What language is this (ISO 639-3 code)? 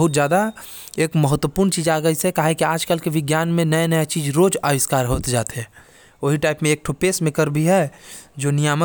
kfp